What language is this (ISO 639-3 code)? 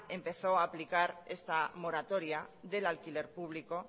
spa